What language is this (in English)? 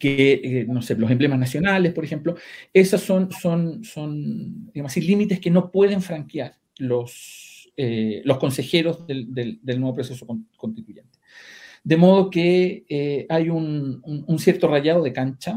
Spanish